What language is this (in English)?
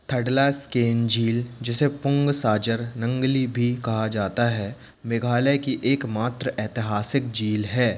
Hindi